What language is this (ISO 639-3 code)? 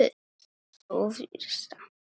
isl